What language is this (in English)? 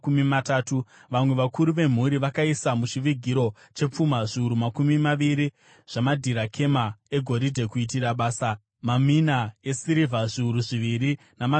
Shona